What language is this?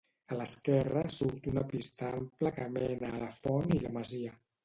Catalan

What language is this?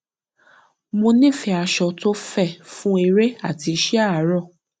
Yoruba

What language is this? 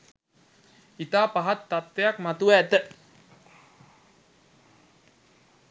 Sinhala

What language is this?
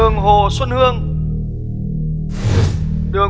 Vietnamese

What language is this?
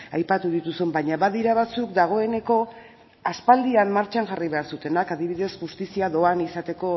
Basque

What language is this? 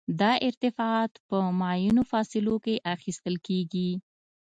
Pashto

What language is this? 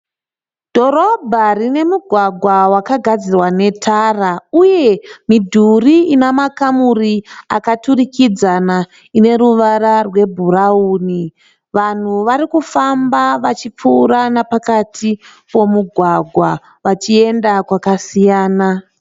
Shona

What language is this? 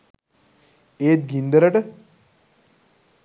Sinhala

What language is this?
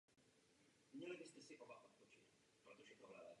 Czech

